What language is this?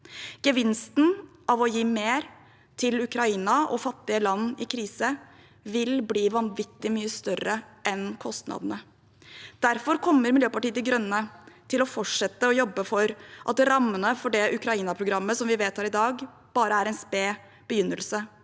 Norwegian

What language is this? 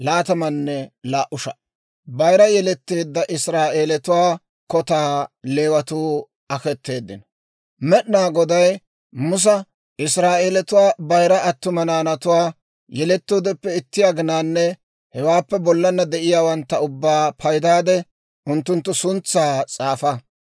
Dawro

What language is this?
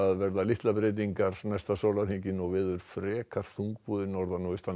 Icelandic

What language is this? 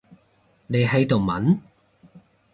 Cantonese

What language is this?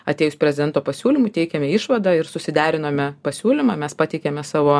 Lithuanian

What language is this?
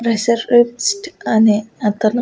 Telugu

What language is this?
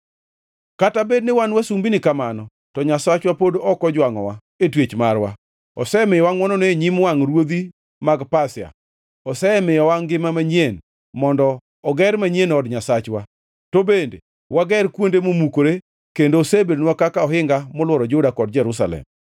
Luo (Kenya and Tanzania)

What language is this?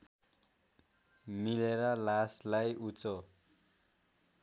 Nepali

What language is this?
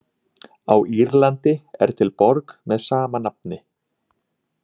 Icelandic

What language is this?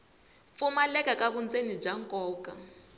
Tsonga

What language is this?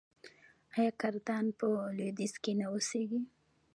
Pashto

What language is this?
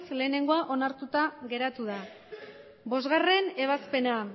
Basque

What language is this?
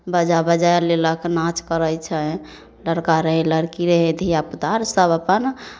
Maithili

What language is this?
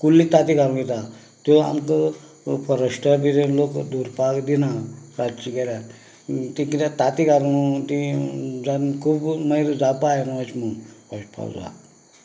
Konkani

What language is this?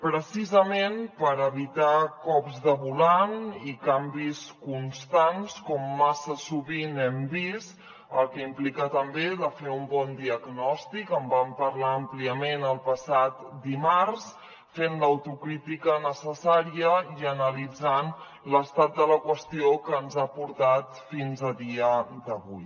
Catalan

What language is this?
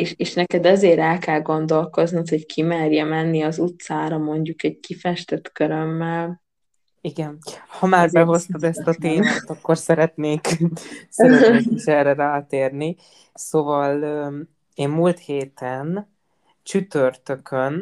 Hungarian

